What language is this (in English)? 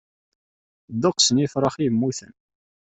Kabyle